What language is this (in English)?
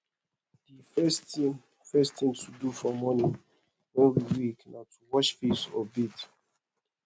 Nigerian Pidgin